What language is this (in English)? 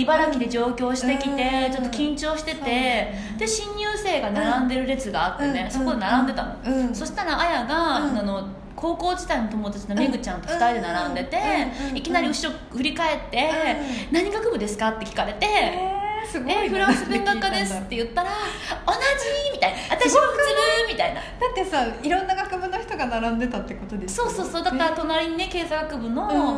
Japanese